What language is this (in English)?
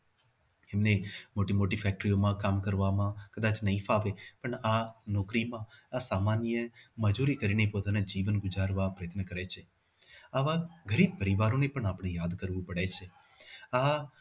Gujarati